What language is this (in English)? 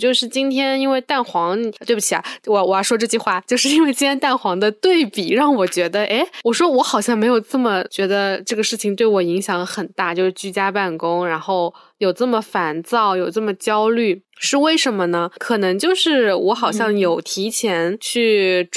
Chinese